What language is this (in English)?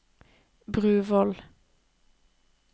Norwegian